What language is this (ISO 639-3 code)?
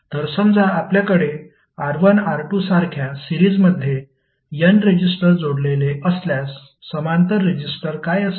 mar